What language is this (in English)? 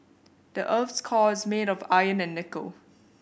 English